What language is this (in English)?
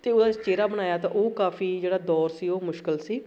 Punjabi